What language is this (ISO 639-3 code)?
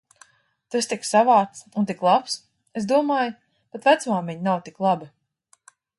lav